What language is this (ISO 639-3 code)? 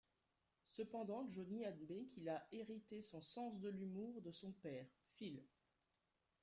fra